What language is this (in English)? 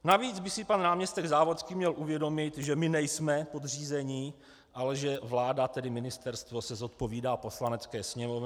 Czech